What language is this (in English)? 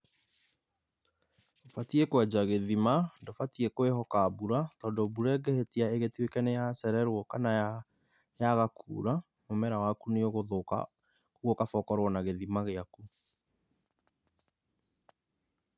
Kikuyu